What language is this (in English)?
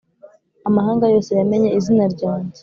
Kinyarwanda